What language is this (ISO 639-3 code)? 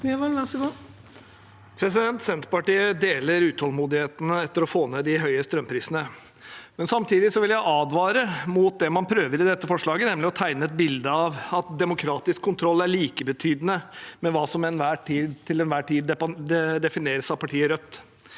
nor